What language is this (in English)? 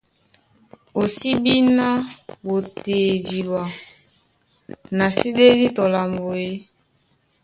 Duala